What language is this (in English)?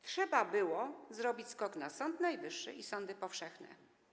Polish